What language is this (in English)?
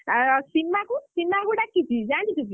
Odia